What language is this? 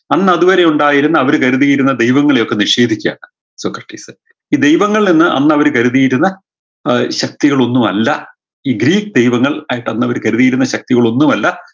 Malayalam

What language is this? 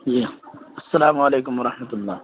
Urdu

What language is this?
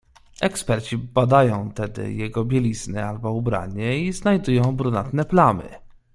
Polish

